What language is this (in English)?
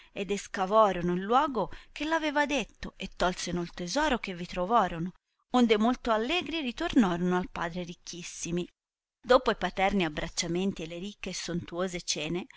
Italian